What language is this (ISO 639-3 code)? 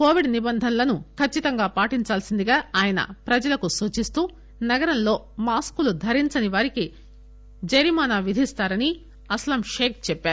tel